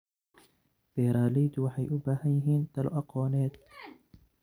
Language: Somali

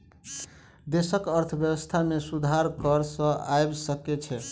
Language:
Maithili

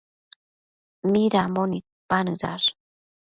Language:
Matsés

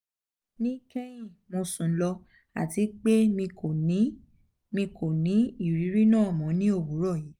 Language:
Yoruba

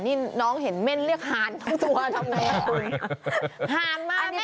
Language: Thai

